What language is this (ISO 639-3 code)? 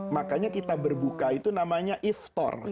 ind